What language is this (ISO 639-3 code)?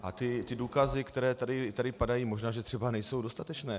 ces